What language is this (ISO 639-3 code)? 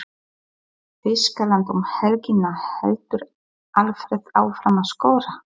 isl